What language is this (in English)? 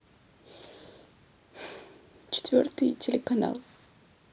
Russian